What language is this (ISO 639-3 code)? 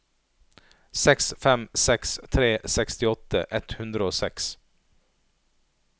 nor